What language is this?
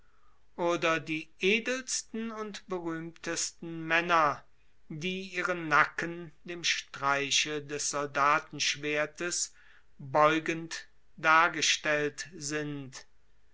German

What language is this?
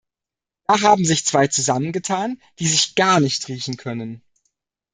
German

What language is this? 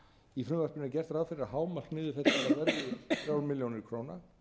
Icelandic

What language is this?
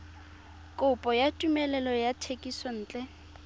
Tswana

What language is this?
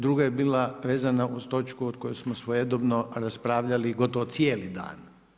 Croatian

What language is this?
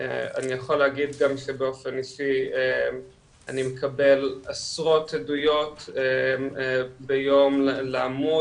Hebrew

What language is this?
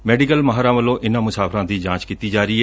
Punjabi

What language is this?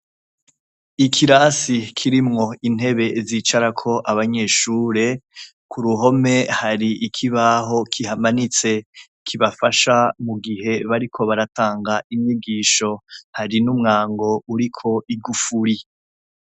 Rundi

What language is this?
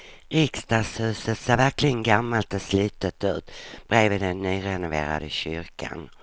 Swedish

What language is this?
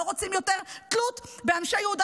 Hebrew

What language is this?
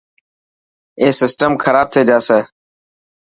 Dhatki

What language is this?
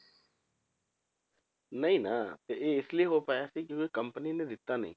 Punjabi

